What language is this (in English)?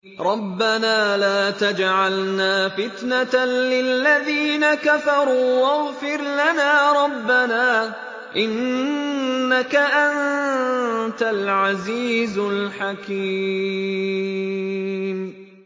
Arabic